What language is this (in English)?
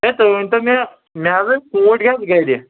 Kashmiri